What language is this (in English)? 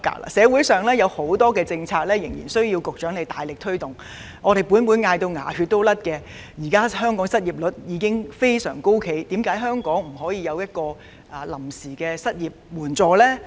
Cantonese